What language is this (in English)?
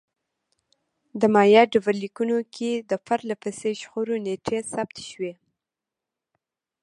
Pashto